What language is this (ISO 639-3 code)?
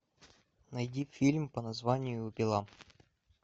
rus